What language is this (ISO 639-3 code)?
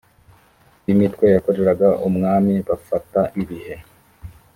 kin